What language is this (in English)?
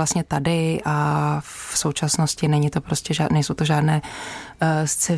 Czech